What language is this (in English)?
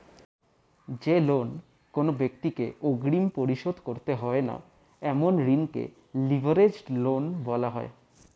Bangla